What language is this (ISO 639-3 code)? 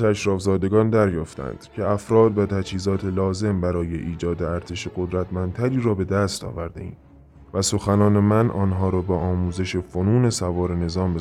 fas